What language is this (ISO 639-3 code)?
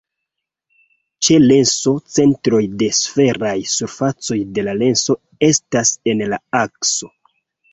epo